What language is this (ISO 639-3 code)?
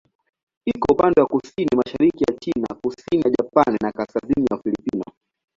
swa